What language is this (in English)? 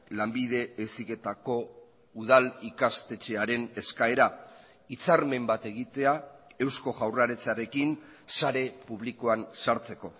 Basque